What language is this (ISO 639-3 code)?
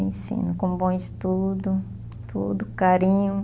por